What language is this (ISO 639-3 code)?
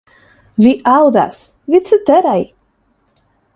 epo